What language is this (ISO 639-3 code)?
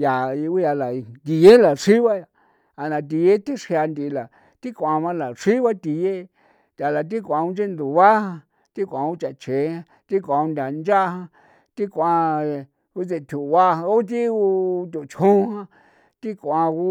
pow